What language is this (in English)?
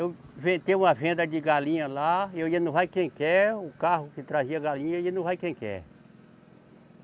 Portuguese